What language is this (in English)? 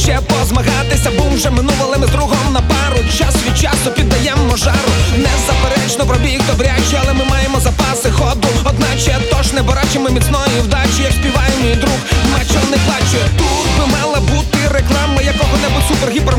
Ukrainian